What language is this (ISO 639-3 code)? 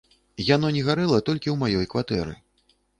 bel